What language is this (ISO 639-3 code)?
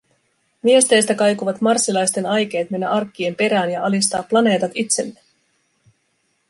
fin